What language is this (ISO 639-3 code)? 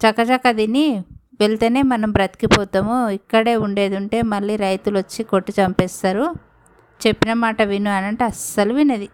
tel